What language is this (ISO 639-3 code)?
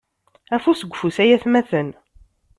kab